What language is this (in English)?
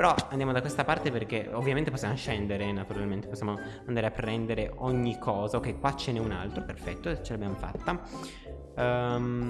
Italian